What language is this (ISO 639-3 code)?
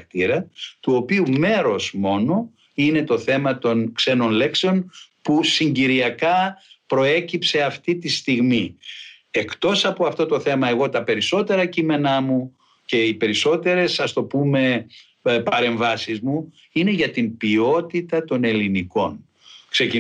ell